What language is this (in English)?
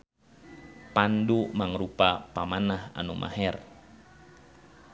Sundanese